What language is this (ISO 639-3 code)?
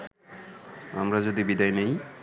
ben